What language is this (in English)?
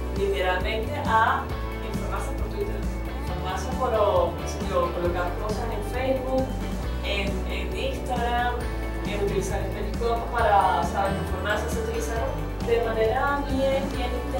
Spanish